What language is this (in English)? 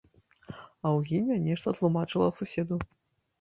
Belarusian